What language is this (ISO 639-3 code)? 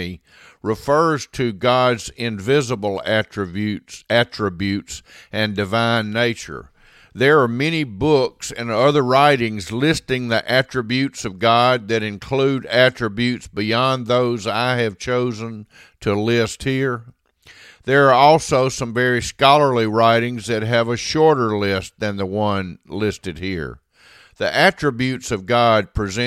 eng